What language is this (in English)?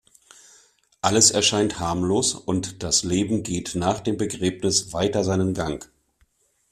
German